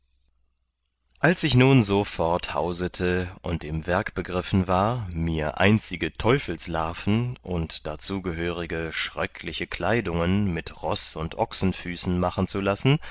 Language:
German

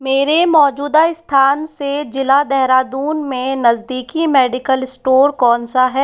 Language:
Hindi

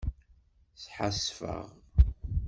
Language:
Kabyle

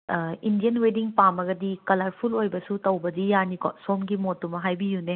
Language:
Manipuri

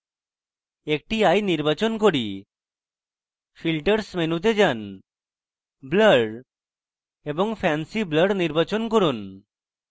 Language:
Bangla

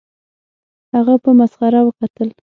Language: Pashto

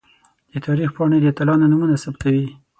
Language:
Pashto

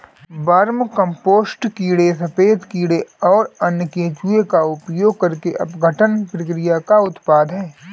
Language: Hindi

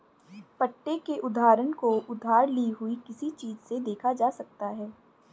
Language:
Hindi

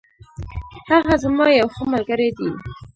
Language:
Pashto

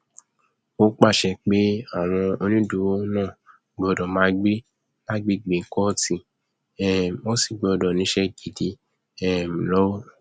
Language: Yoruba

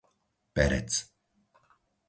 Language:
Slovak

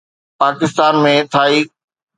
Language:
Sindhi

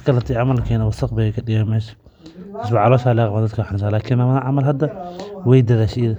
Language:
Somali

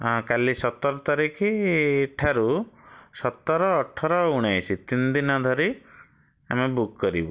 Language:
Odia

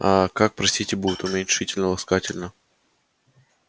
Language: Russian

